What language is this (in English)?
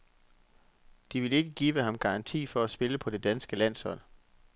Danish